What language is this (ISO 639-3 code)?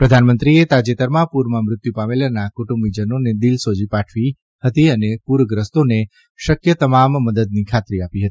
guj